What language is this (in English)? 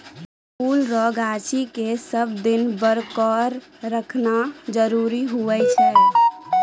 Maithili